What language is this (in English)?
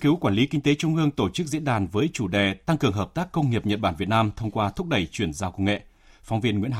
Vietnamese